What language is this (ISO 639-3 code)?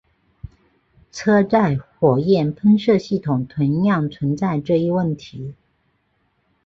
zho